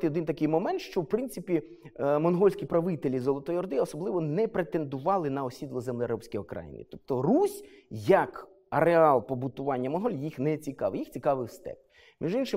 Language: Ukrainian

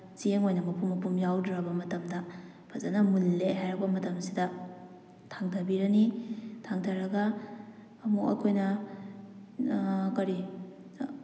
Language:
Manipuri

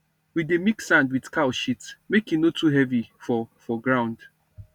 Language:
Nigerian Pidgin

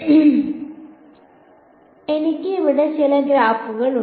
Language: Malayalam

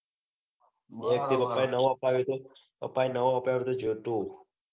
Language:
Gujarati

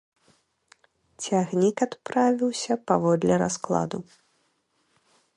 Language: Belarusian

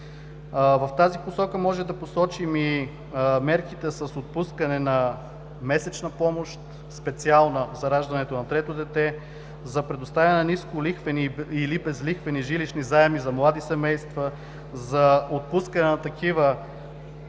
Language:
Bulgarian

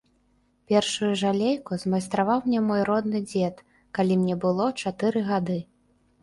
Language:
Belarusian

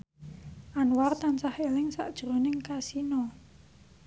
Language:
Javanese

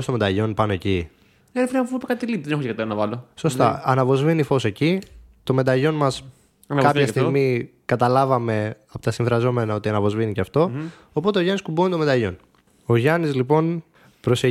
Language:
Greek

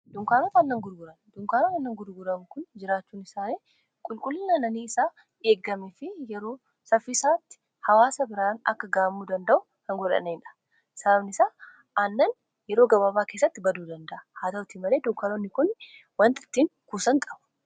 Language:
Oromo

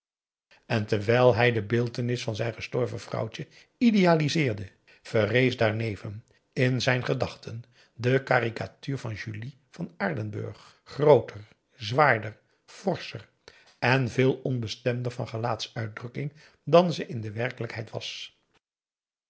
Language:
Dutch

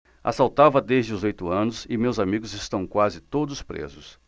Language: Portuguese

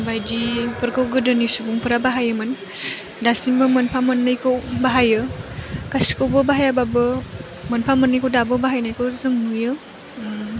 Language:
Bodo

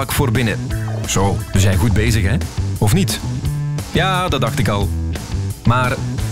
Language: Dutch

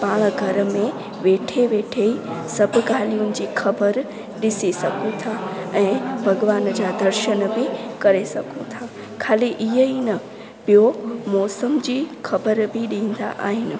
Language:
Sindhi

